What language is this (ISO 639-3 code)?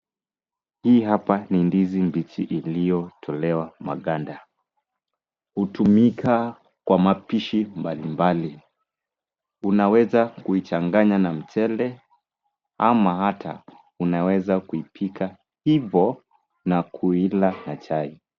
swa